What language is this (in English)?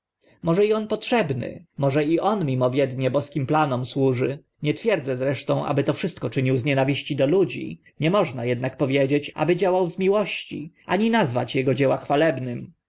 Polish